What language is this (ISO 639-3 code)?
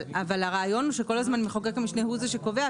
heb